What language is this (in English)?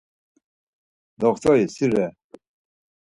Laz